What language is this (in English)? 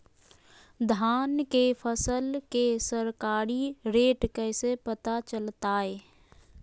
Magahi